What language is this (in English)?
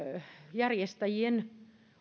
Finnish